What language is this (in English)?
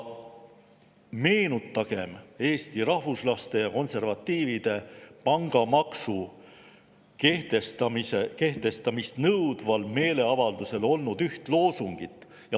Estonian